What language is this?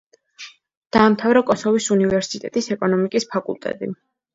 Georgian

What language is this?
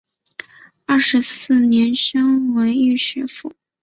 Chinese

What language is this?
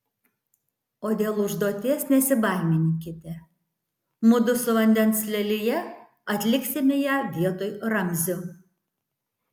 Lithuanian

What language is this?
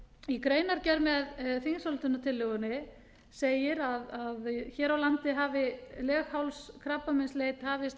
Icelandic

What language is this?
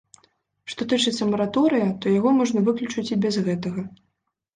Belarusian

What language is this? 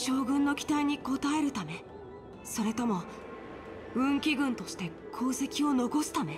Japanese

